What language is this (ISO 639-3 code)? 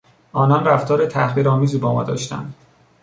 fas